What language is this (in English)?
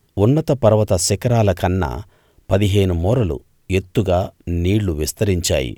Telugu